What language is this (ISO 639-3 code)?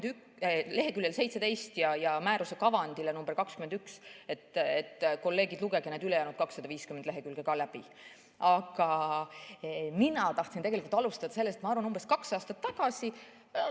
est